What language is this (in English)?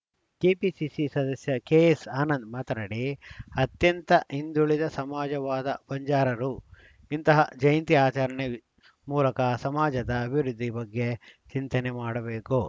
Kannada